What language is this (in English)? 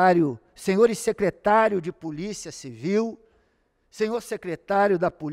Portuguese